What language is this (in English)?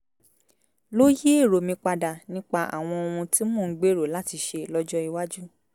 Yoruba